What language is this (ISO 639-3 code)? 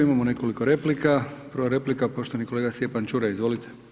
hrv